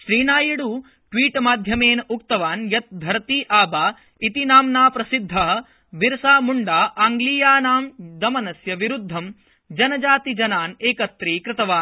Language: Sanskrit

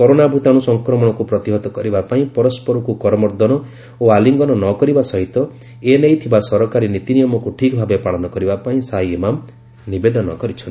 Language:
Odia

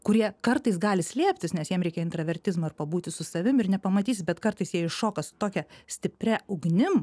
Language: Lithuanian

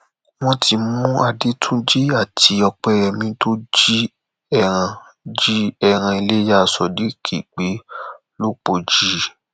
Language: Yoruba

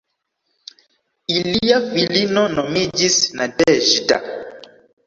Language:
Esperanto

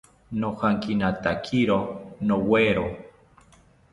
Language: South Ucayali Ashéninka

